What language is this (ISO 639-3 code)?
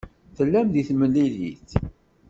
kab